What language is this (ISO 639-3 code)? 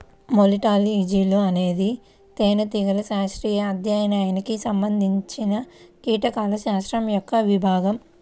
tel